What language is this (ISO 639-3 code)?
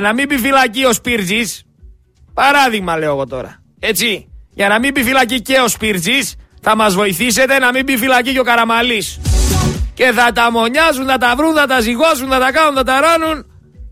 ell